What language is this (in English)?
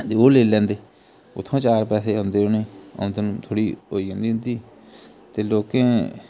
Dogri